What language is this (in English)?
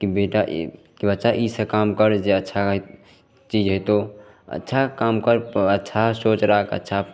Maithili